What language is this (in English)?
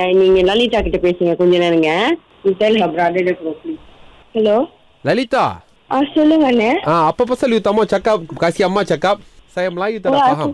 Tamil